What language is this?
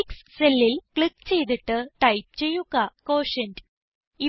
Malayalam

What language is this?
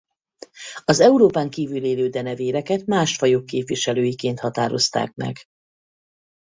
Hungarian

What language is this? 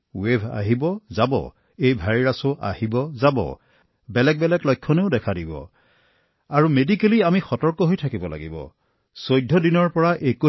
Assamese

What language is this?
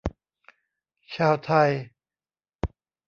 Thai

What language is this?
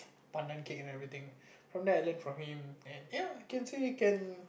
English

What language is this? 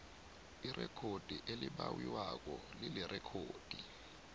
South Ndebele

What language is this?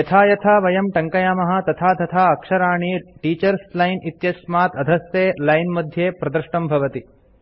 Sanskrit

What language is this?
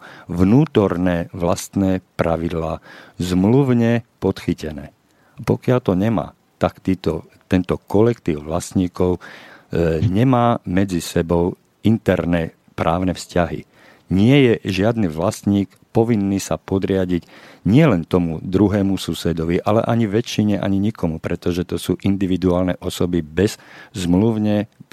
Slovak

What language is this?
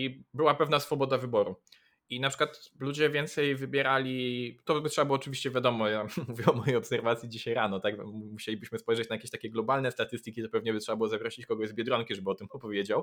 Polish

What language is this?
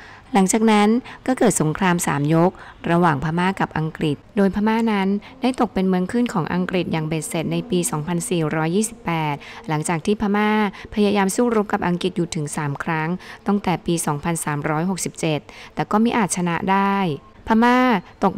Thai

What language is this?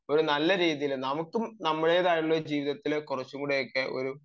Malayalam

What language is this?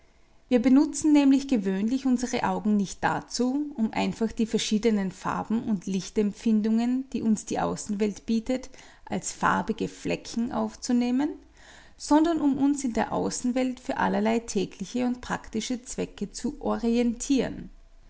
German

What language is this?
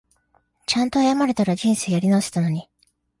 Japanese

